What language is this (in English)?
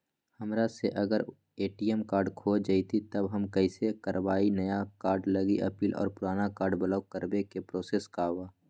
Magahi